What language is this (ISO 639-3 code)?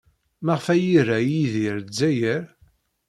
kab